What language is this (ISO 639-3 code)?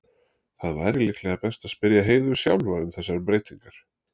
isl